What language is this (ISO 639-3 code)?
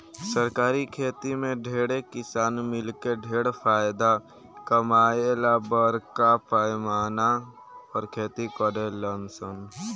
bho